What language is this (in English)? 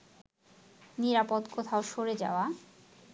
Bangla